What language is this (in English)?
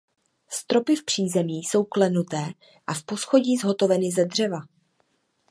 Czech